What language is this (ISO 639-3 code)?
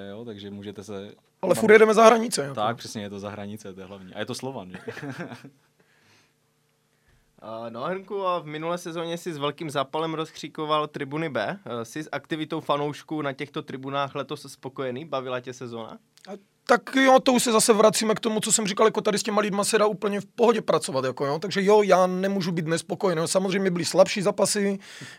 ces